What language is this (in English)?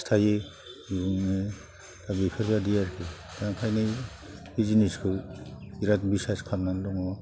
Bodo